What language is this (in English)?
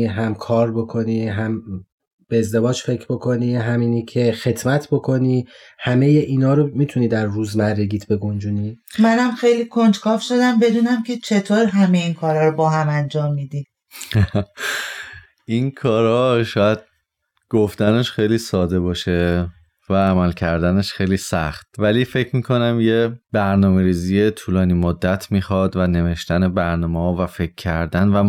Persian